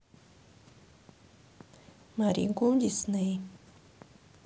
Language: Russian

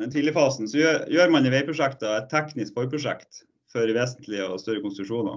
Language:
Norwegian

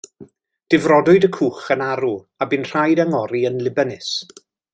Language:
Welsh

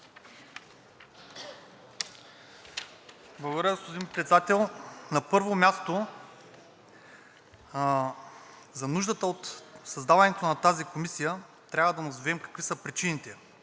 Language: Bulgarian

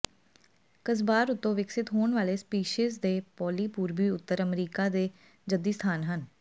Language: Punjabi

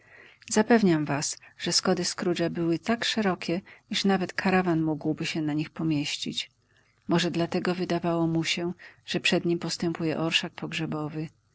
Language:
Polish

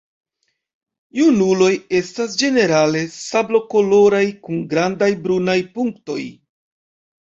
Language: Esperanto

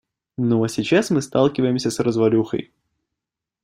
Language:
Russian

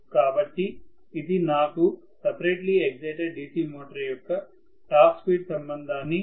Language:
Telugu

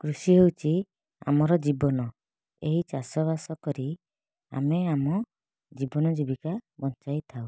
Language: Odia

